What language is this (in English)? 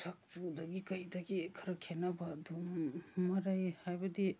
Manipuri